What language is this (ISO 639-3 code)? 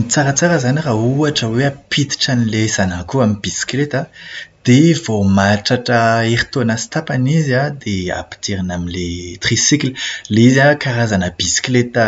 mlg